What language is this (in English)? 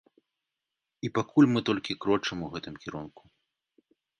Belarusian